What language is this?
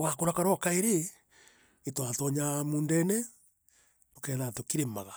Meru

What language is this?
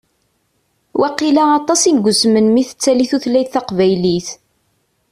Kabyle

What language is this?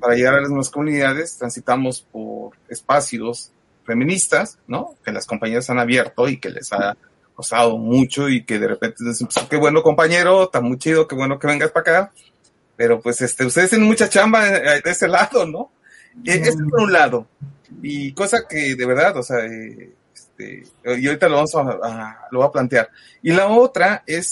Spanish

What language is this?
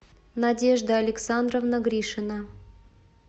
Russian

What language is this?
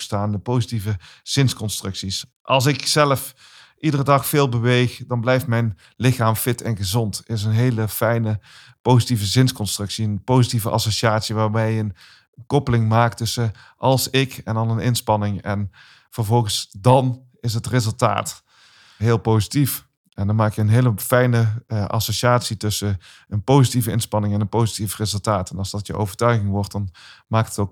Dutch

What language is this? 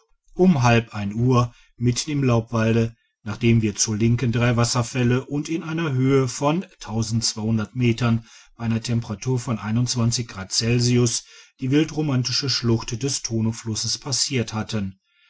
German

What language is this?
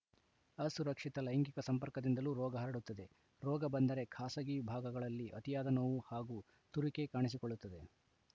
Kannada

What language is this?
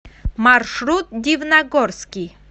Russian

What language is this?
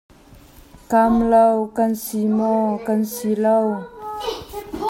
Hakha Chin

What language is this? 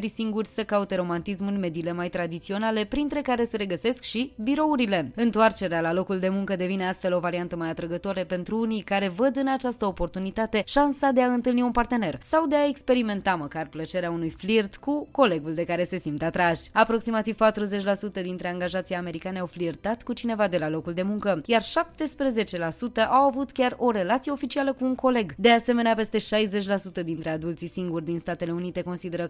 Romanian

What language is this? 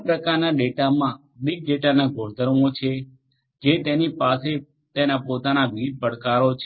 Gujarati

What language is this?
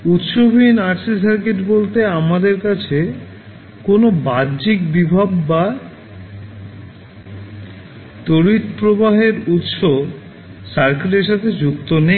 Bangla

